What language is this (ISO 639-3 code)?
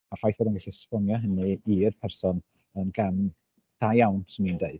cym